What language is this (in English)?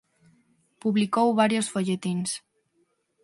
Galician